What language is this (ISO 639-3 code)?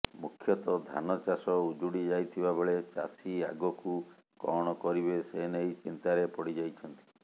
ori